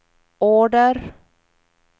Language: Swedish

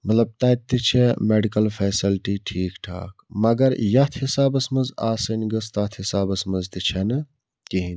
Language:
Kashmiri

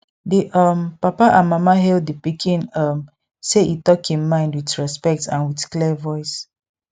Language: Nigerian Pidgin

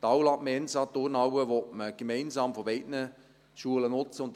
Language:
Swiss German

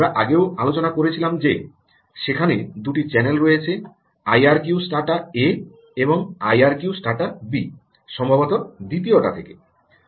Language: Bangla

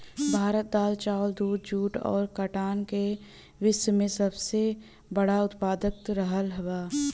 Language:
Bhojpuri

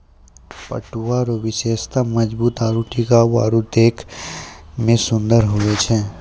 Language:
Maithili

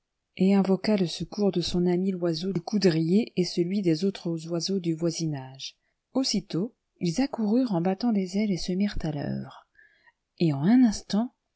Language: French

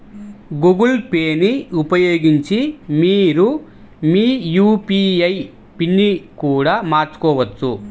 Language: Telugu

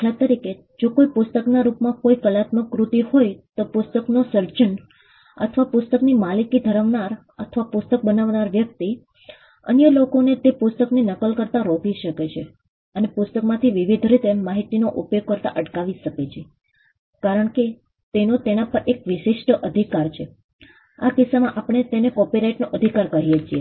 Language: Gujarati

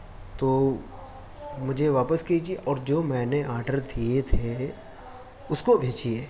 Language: Urdu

